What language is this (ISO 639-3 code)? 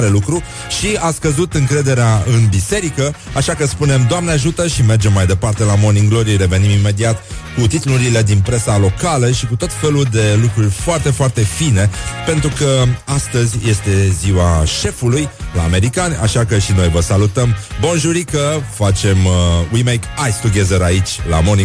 ron